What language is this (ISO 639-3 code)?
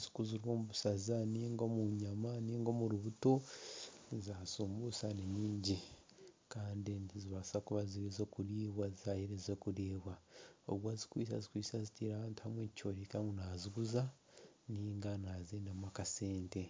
nyn